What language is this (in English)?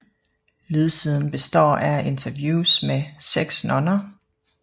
Danish